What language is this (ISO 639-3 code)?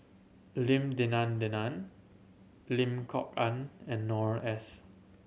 eng